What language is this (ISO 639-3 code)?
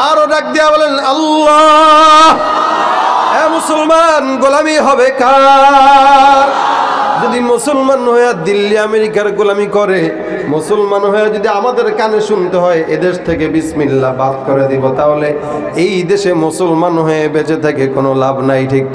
ara